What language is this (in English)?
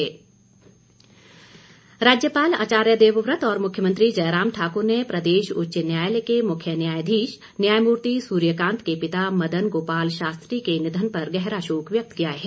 Hindi